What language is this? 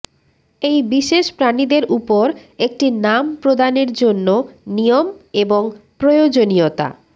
Bangla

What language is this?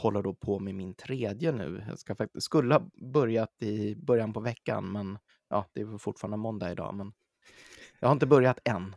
Swedish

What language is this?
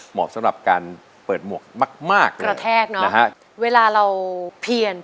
Thai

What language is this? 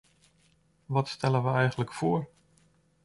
Dutch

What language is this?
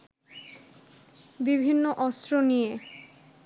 Bangla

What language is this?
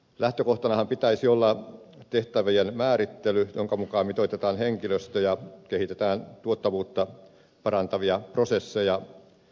Finnish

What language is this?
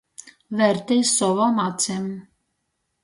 Latgalian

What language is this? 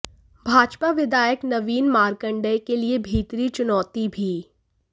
Hindi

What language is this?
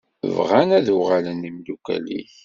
Kabyle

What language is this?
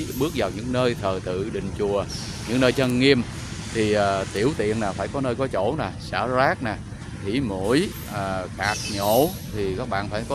Vietnamese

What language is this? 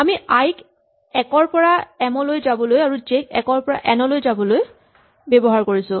Assamese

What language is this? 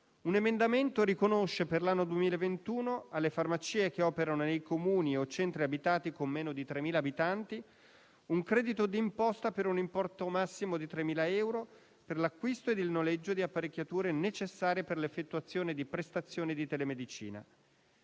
Italian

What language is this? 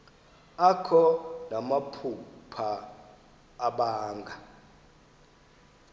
Xhosa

